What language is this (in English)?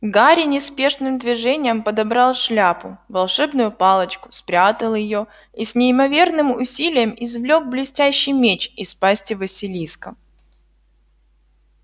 Russian